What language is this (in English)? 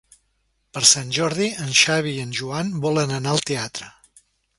Catalan